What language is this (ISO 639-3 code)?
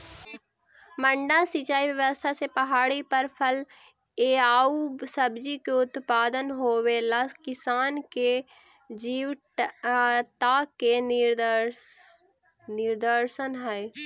mag